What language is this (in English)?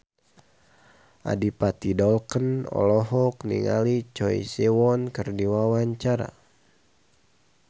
Sundanese